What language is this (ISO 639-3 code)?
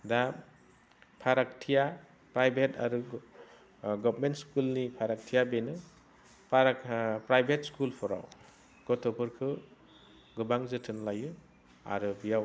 brx